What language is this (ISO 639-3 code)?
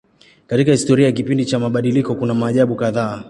swa